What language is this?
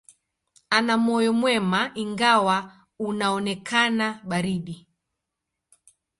Swahili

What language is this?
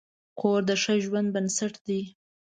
Pashto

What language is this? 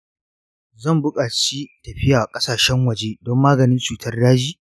Hausa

